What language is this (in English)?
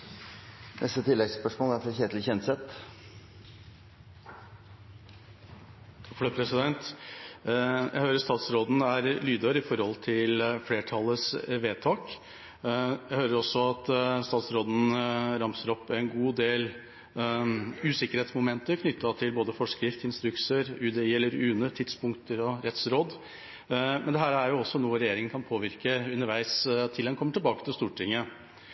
Norwegian